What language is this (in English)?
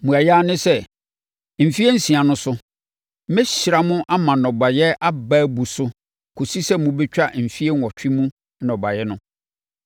Akan